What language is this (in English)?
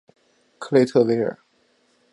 Chinese